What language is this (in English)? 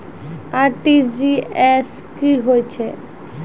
Maithili